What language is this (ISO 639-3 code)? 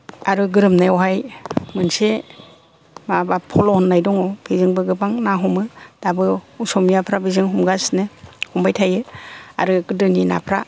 brx